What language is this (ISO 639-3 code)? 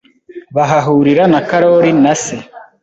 kin